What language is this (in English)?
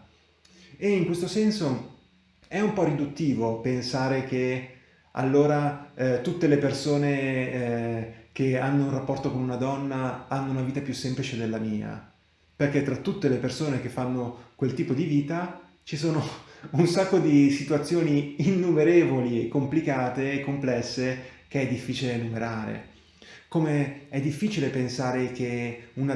Italian